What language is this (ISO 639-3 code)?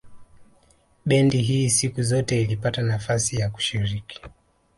swa